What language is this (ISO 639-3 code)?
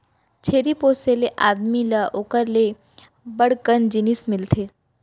hne